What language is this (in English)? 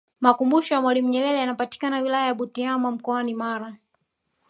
Swahili